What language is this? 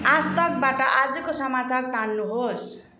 Nepali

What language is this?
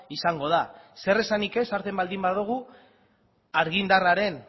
Basque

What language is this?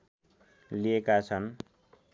Nepali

